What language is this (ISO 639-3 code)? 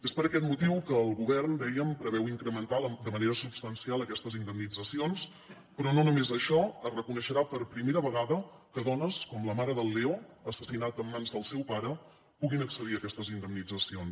cat